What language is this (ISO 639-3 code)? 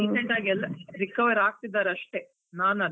kan